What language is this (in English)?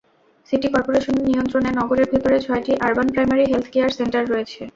Bangla